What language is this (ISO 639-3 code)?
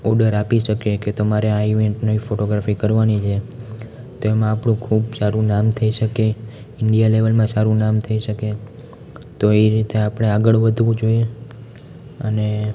guj